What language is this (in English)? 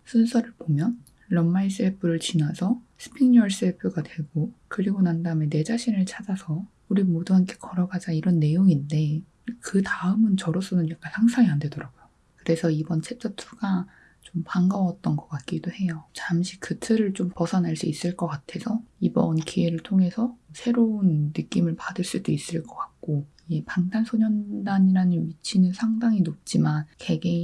Korean